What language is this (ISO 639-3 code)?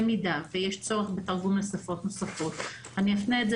heb